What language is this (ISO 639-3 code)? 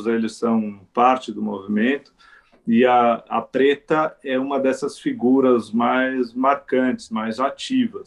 por